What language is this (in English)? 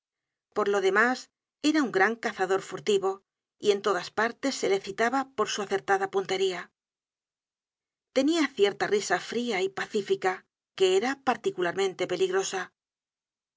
Spanish